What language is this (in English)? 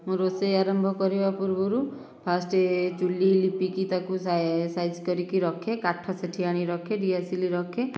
Odia